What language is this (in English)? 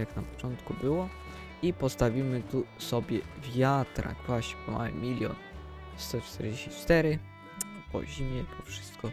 Polish